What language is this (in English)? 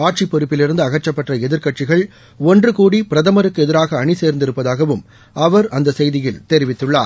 Tamil